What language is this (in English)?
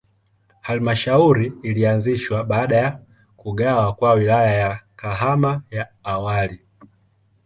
Swahili